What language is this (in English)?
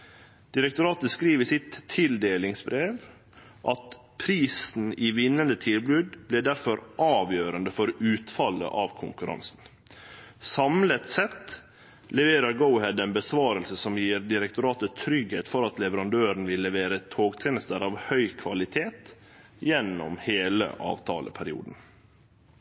Norwegian Nynorsk